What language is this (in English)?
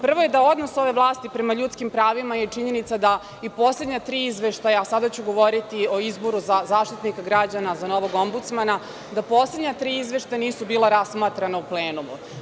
Serbian